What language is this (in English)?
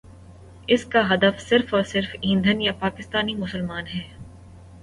Urdu